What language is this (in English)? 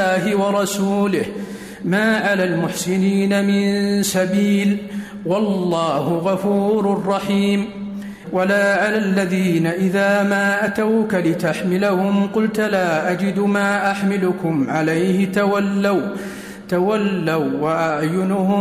Arabic